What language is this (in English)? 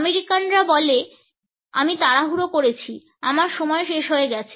Bangla